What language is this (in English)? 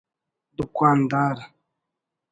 Brahui